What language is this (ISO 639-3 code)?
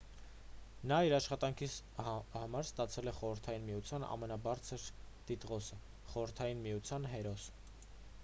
hye